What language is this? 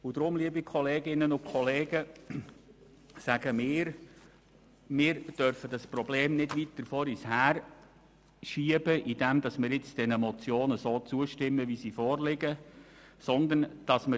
Swiss German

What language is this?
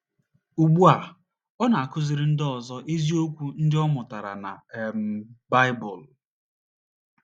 Igbo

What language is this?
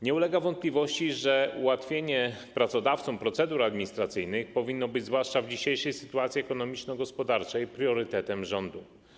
Polish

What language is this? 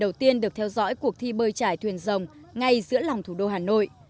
Vietnamese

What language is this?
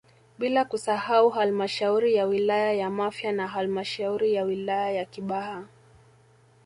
Swahili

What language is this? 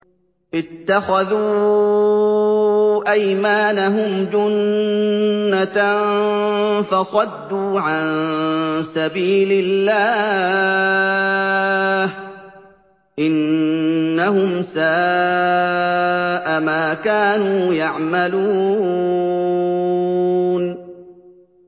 Arabic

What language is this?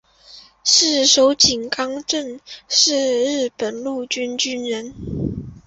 Chinese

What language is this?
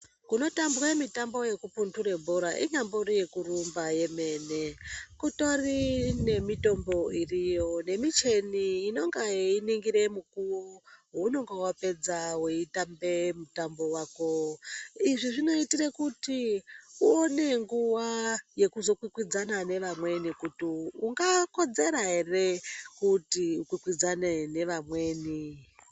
Ndau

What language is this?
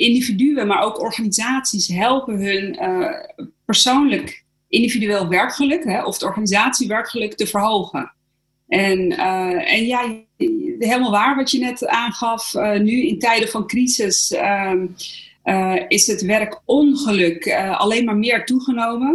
Dutch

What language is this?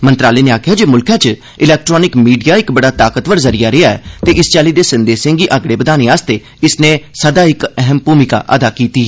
Dogri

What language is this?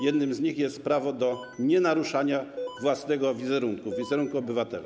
Polish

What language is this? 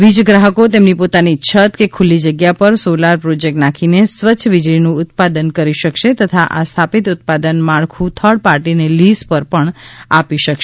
Gujarati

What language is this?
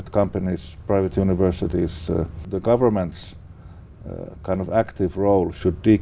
Vietnamese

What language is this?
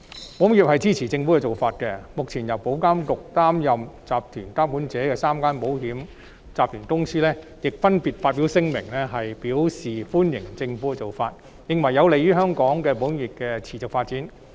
Cantonese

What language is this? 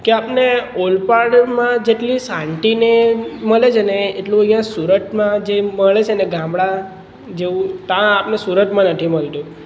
Gujarati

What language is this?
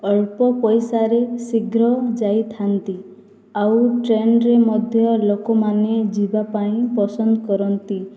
Odia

